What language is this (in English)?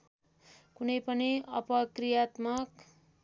Nepali